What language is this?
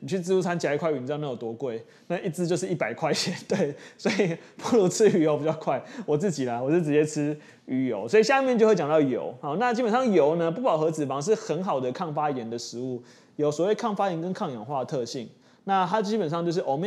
Chinese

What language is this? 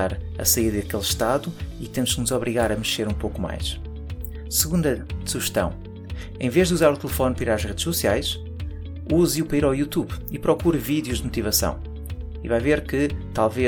Portuguese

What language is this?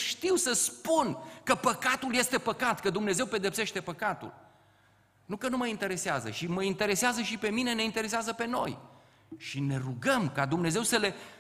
Romanian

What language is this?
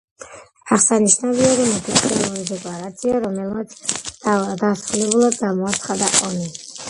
Georgian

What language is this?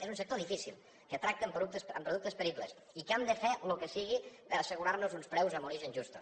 Catalan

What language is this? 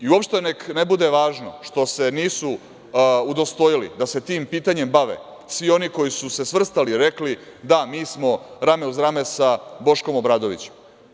Serbian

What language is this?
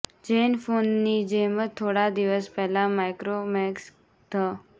Gujarati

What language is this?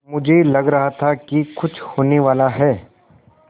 Hindi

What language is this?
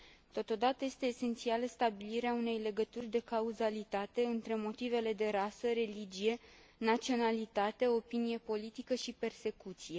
Romanian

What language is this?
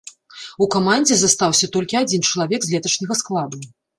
Belarusian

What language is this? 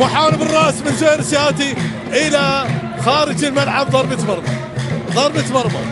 Arabic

